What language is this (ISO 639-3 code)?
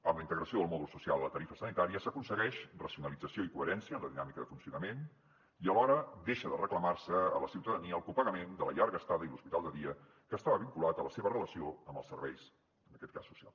cat